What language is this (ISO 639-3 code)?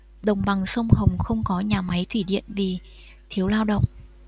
vie